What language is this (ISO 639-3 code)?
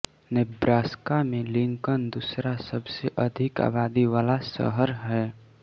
hin